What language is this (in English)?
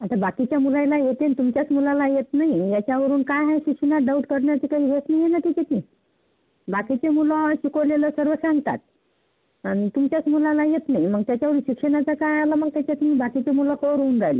Marathi